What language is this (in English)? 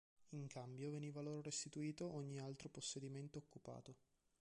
Italian